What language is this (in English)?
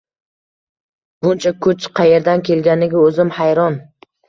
Uzbek